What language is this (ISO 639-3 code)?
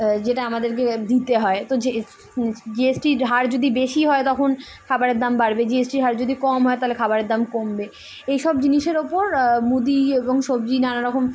ben